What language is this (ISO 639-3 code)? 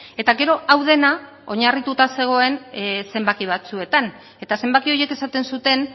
eus